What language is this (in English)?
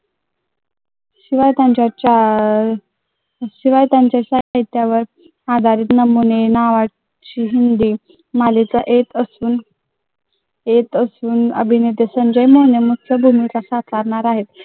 Marathi